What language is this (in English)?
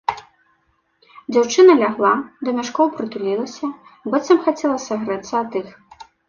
Belarusian